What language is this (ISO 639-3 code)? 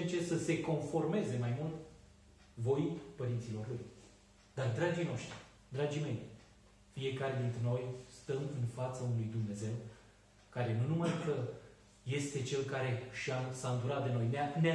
ron